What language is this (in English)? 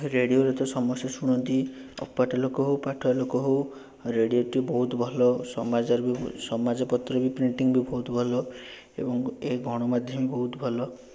Odia